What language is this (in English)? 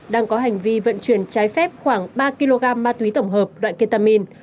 Vietnamese